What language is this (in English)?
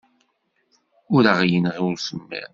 Kabyle